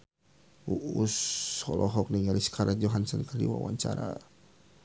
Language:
Sundanese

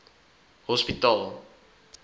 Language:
Afrikaans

